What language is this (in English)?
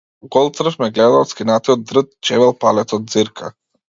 Macedonian